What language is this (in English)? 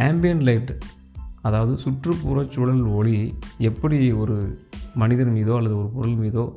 Tamil